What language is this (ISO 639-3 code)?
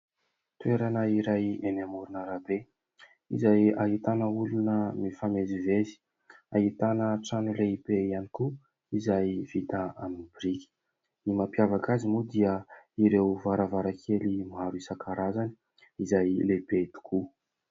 mlg